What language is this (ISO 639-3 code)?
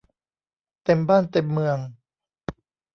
tha